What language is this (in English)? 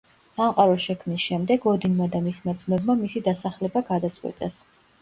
Georgian